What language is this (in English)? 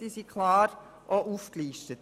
Swiss German